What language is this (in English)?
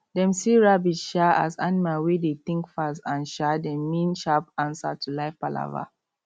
Nigerian Pidgin